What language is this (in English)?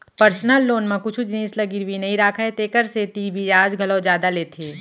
Chhattisgarhi